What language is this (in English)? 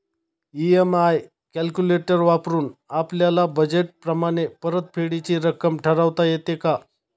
Marathi